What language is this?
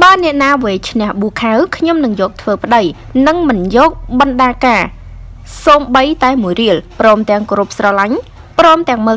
Vietnamese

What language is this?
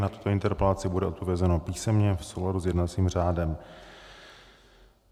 Czech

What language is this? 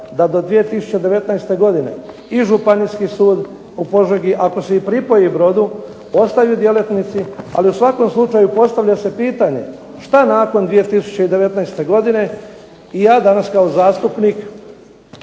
Croatian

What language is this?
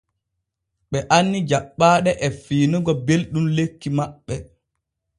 Borgu Fulfulde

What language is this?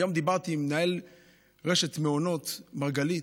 Hebrew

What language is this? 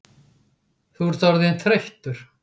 Icelandic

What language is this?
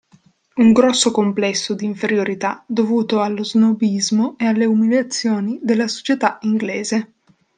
Italian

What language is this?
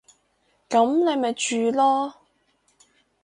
Cantonese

